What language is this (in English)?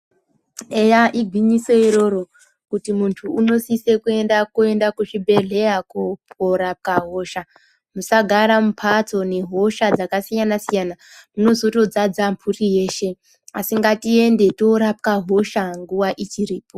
Ndau